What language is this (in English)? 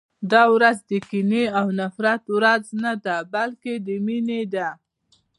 Pashto